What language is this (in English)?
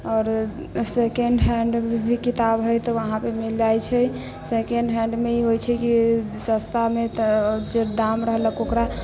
Maithili